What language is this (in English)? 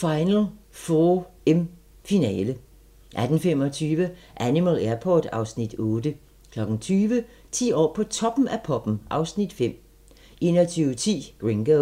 Danish